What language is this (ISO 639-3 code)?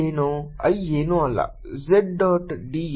kan